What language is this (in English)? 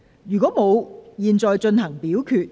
Cantonese